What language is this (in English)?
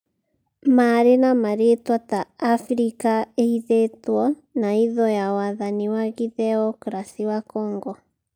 Kikuyu